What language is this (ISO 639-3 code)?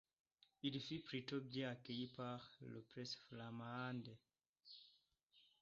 fra